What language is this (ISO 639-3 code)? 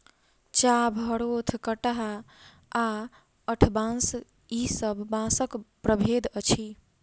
mai